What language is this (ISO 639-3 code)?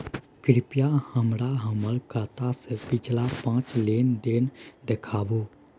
mai